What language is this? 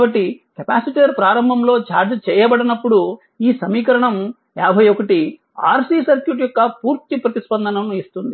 Telugu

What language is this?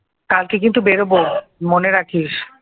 Bangla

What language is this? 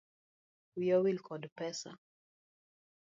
Luo (Kenya and Tanzania)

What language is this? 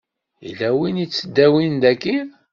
Kabyle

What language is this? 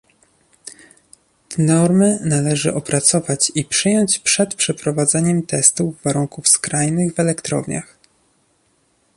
Polish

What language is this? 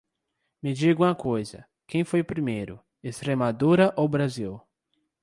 Portuguese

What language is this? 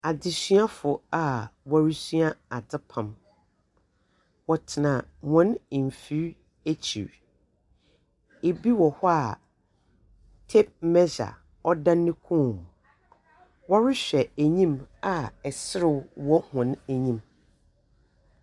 Akan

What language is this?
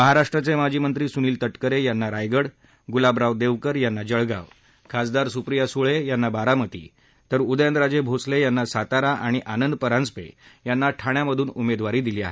Marathi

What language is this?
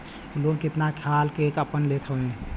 Bhojpuri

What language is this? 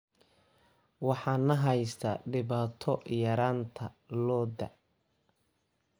Somali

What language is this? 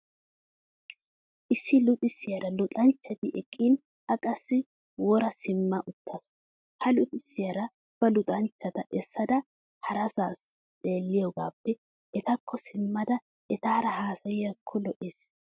Wolaytta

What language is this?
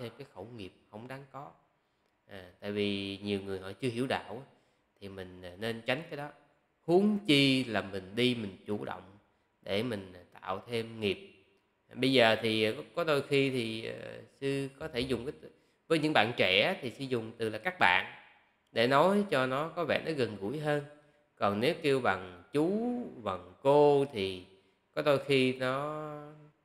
Vietnamese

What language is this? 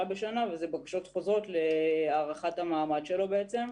Hebrew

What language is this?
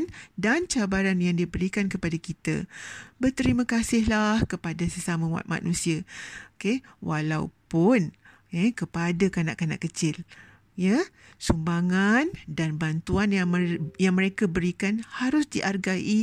Malay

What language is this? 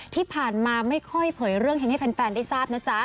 Thai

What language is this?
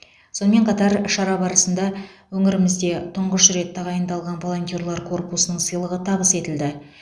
Kazakh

